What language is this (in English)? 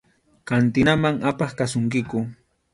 Arequipa-La Unión Quechua